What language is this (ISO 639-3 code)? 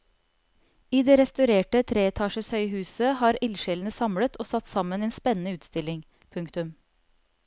nor